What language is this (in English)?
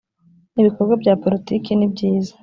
Kinyarwanda